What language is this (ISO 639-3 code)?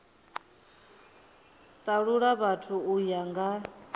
ven